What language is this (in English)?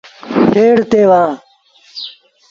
Sindhi Bhil